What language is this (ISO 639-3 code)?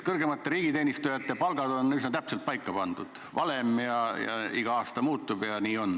est